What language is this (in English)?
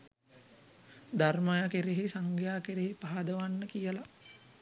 Sinhala